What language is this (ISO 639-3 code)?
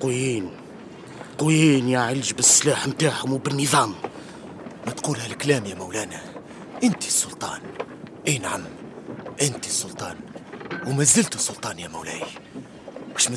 ara